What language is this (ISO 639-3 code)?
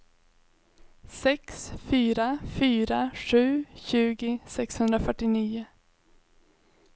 swe